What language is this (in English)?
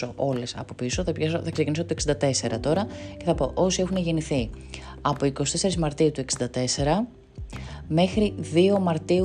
Greek